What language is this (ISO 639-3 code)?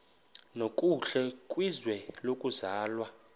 xho